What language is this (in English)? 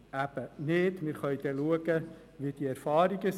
Swiss German